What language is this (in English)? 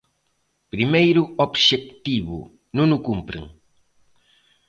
Galician